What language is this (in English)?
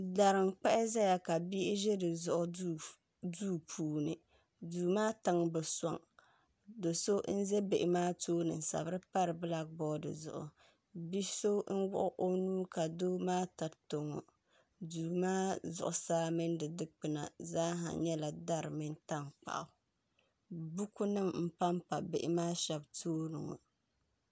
Dagbani